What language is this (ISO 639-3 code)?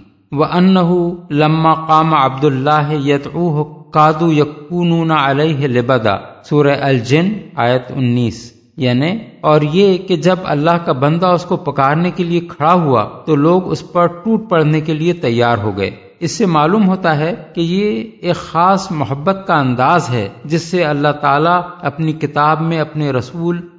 urd